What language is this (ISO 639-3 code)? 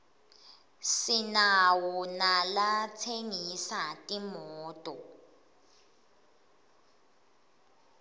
ssw